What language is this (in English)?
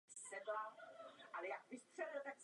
Czech